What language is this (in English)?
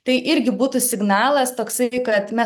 Lithuanian